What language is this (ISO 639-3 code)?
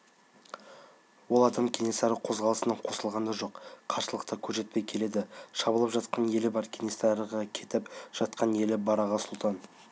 kaz